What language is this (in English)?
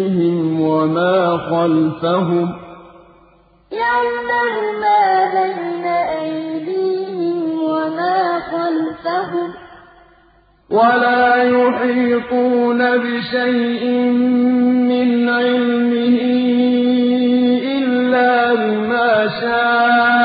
Arabic